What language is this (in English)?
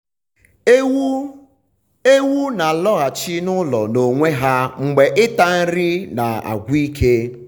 Igbo